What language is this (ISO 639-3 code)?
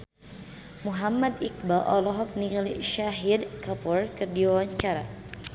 sun